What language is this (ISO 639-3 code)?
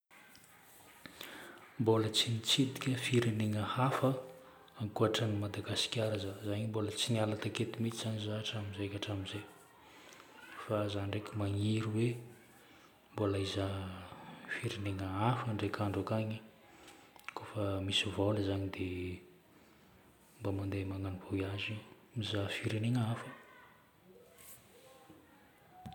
bmm